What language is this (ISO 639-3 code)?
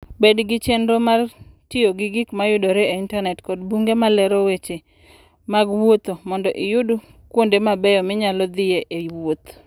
luo